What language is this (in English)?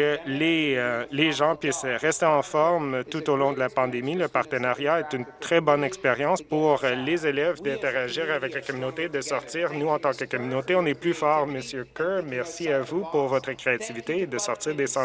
French